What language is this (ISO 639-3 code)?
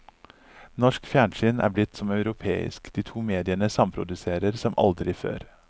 nor